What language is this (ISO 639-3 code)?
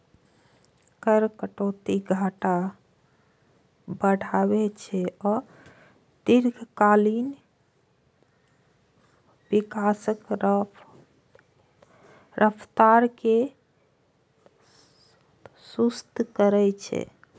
mai